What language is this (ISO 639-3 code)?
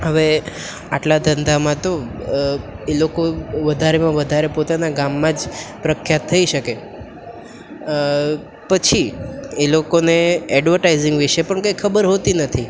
guj